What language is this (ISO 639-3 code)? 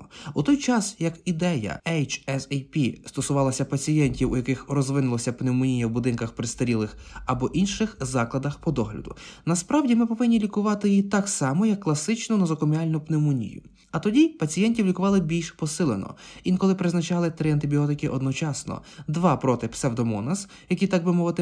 ukr